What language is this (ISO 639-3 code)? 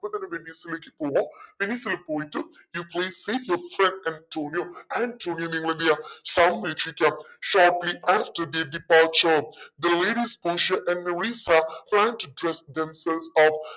mal